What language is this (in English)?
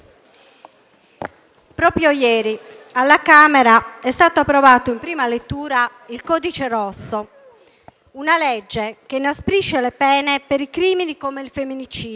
Italian